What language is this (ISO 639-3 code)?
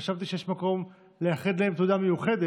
heb